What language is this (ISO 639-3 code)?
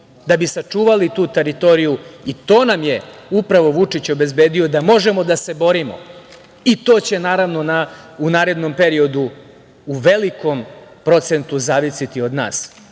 srp